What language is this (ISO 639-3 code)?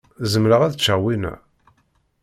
kab